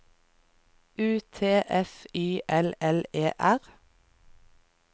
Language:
Norwegian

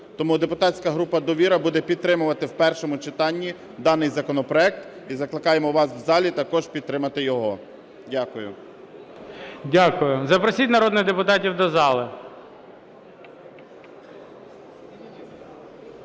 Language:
Ukrainian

